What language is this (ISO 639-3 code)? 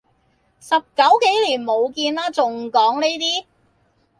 yue